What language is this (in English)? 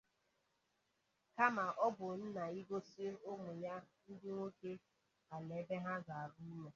Igbo